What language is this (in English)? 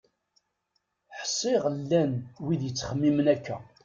Kabyle